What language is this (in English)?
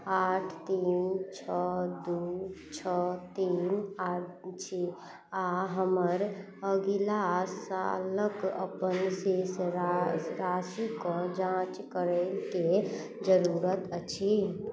Maithili